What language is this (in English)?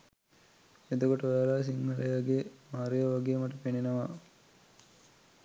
Sinhala